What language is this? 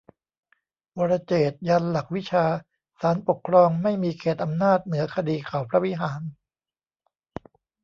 Thai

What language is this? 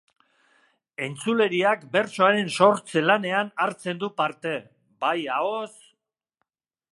Basque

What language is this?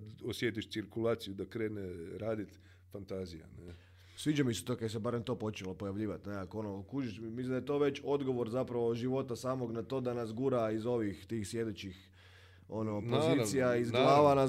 Croatian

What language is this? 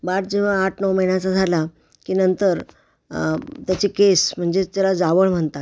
Marathi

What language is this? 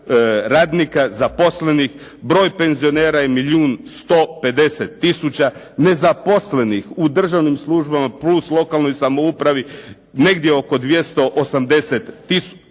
Croatian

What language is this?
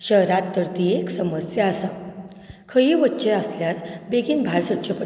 Konkani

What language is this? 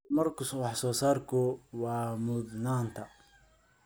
Somali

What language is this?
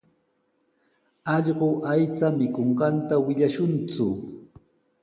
Sihuas Ancash Quechua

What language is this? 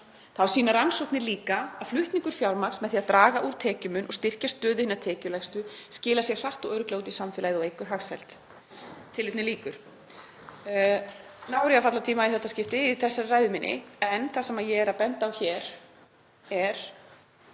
Icelandic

